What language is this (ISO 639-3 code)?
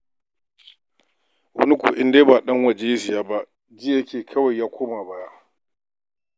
hau